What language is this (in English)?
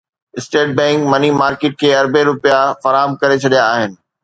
Sindhi